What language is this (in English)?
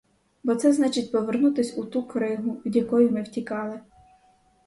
Ukrainian